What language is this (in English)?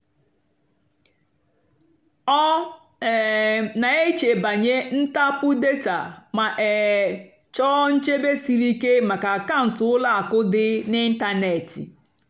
Igbo